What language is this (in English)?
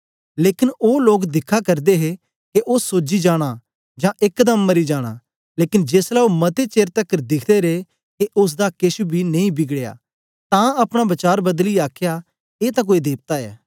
Dogri